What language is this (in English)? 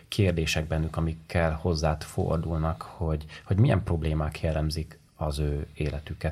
Hungarian